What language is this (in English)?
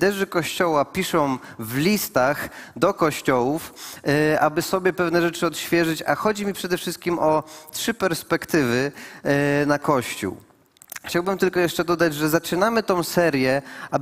Polish